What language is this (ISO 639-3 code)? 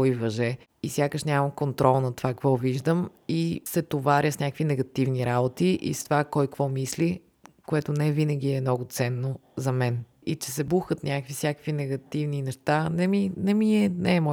bul